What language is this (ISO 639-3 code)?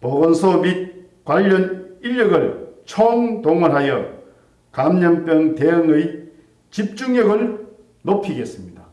kor